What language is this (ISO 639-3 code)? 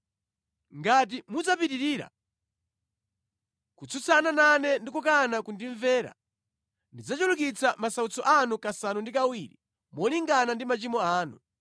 nya